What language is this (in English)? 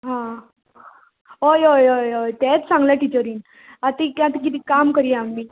Konkani